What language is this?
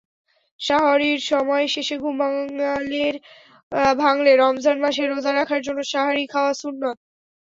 Bangla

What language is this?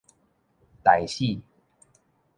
Min Nan Chinese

